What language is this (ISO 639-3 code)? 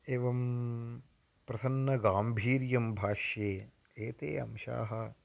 san